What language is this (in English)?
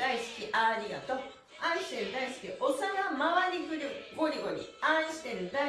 Japanese